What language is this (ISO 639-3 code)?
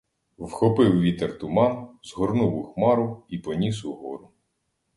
ukr